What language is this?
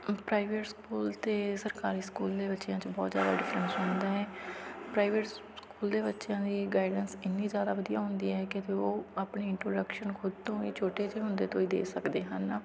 Punjabi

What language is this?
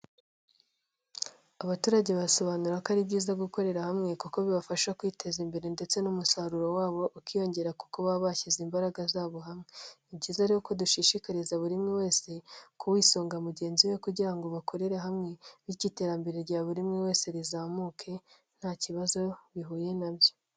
Kinyarwanda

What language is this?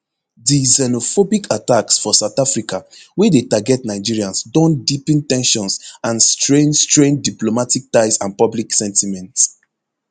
Nigerian Pidgin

